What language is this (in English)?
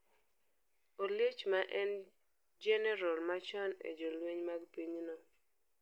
Luo (Kenya and Tanzania)